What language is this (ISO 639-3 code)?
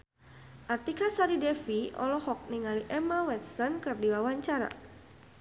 sun